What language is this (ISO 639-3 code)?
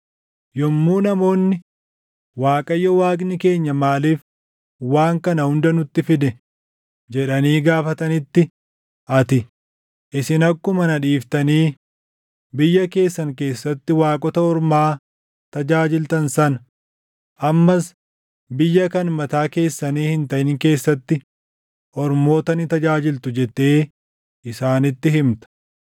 orm